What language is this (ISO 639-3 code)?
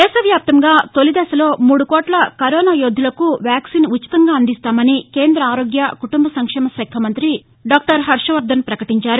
tel